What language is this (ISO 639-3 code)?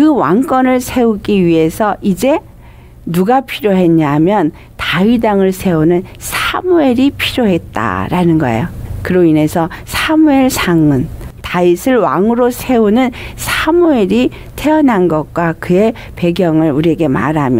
kor